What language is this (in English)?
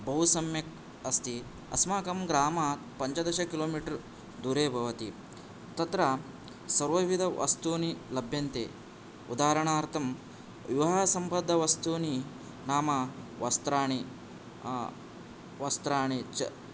Sanskrit